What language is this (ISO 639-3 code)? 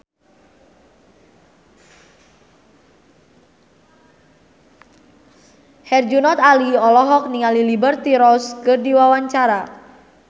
sun